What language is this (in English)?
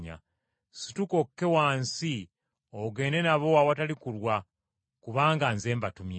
Ganda